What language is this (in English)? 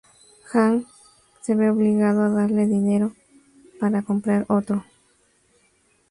Spanish